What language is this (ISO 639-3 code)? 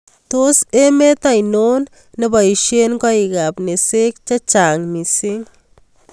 kln